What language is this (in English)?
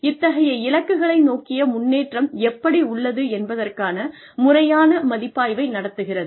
Tamil